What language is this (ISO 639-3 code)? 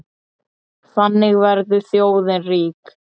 isl